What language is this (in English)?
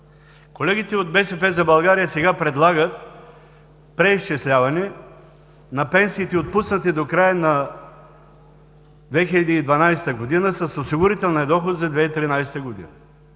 Bulgarian